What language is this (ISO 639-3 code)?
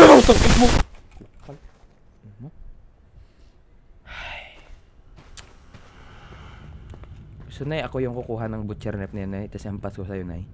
fil